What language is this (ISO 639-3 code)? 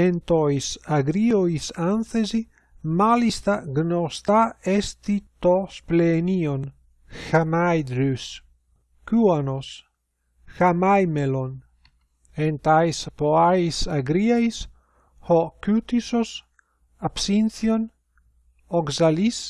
ell